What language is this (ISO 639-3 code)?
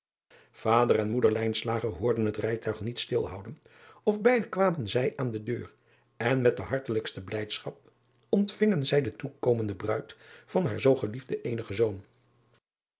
nld